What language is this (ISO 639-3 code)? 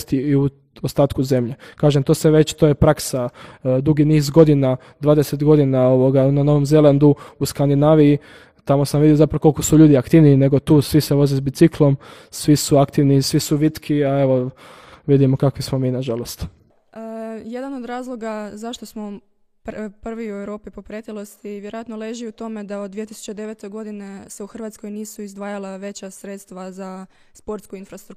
hrv